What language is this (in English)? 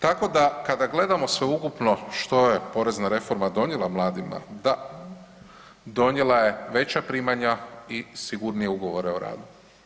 Croatian